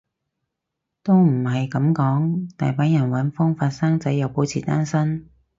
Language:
Cantonese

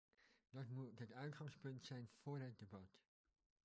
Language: Dutch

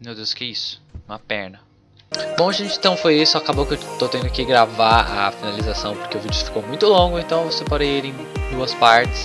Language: Portuguese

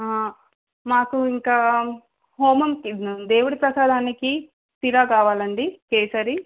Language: Telugu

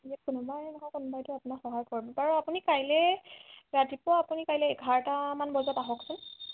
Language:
Assamese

